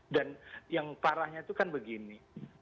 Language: Indonesian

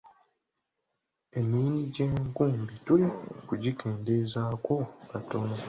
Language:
Ganda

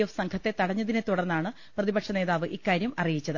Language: Malayalam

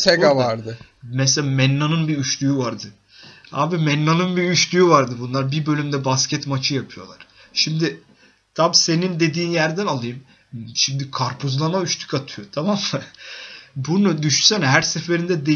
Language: Turkish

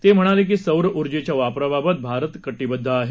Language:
Marathi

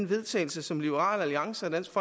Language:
Danish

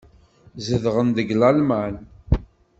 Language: Kabyle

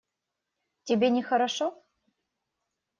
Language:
Russian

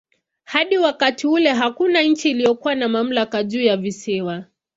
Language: Swahili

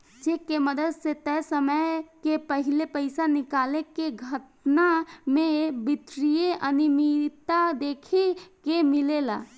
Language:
Bhojpuri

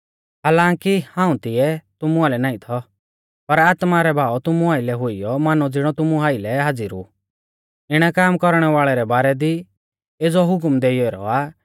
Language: Mahasu Pahari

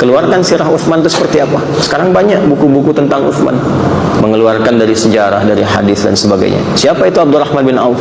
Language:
Indonesian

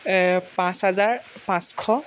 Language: Assamese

